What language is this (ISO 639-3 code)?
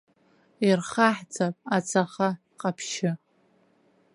abk